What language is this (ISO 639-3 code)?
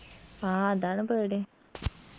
mal